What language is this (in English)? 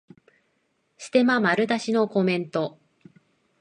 Japanese